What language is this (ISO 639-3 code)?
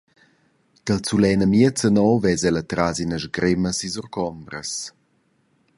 roh